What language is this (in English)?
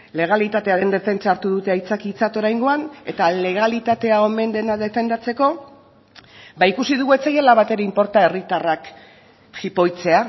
Basque